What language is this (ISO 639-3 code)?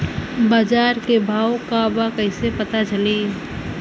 bho